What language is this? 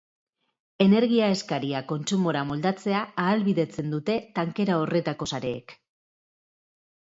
Basque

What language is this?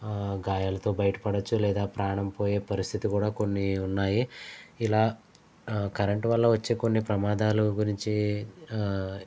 Telugu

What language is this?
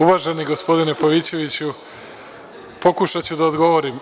Serbian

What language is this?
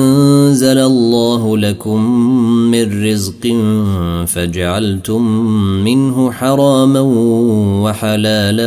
Arabic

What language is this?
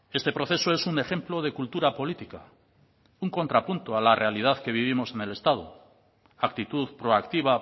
Spanish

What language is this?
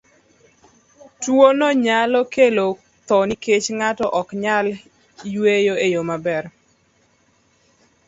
Luo (Kenya and Tanzania)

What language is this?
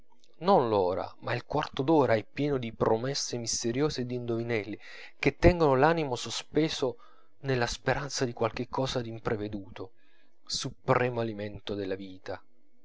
Italian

